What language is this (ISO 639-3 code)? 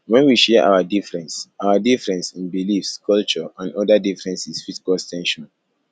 pcm